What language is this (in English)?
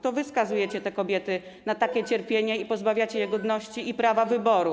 Polish